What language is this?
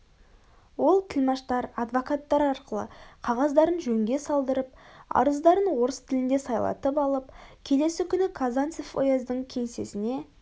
Kazakh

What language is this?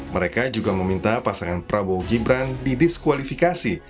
Indonesian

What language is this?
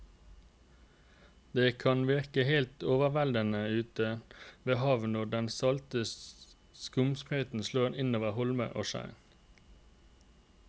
Norwegian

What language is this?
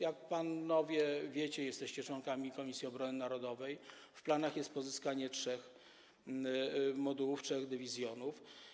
Polish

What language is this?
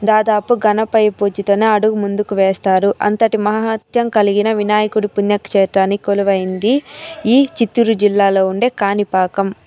Telugu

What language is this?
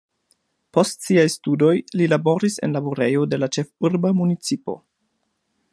Esperanto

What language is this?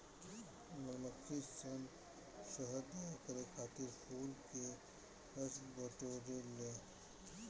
Bhojpuri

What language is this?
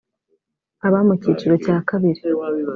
Kinyarwanda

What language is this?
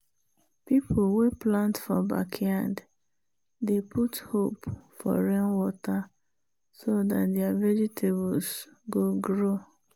Nigerian Pidgin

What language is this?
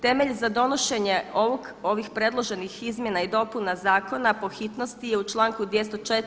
Croatian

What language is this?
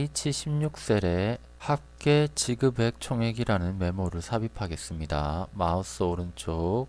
Korean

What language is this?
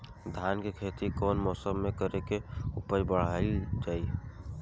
Bhojpuri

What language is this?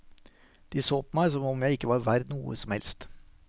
Norwegian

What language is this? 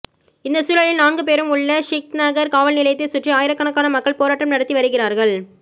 Tamil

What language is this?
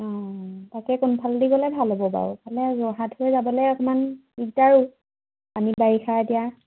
Assamese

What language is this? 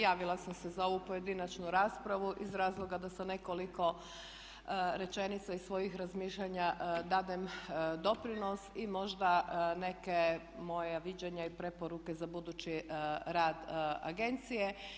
Croatian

